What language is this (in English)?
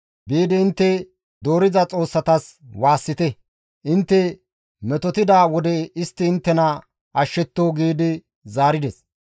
Gamo